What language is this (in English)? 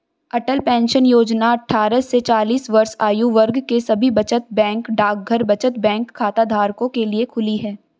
Hindi